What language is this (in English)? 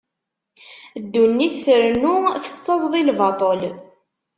Kabyle